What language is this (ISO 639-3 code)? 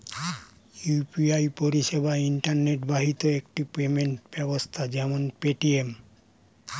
ben